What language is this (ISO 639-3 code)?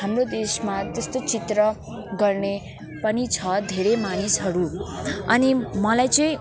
nep